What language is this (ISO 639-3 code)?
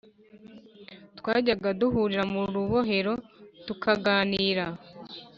kin